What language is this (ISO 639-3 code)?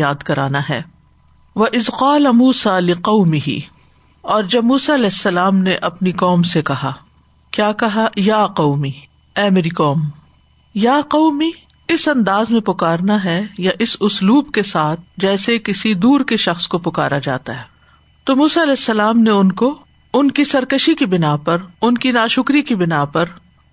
urd